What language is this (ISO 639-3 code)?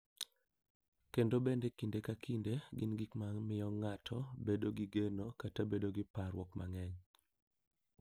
luo